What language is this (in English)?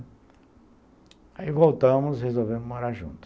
Portuguese